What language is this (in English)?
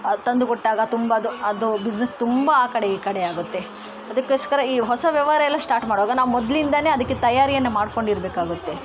Kannada